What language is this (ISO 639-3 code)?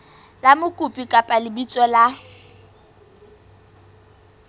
sot